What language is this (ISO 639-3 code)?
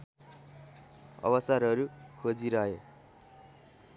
nep